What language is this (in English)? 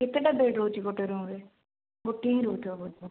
Odia